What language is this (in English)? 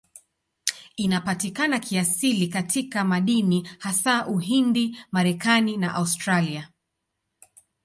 Swahili